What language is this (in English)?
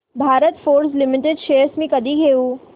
Marathi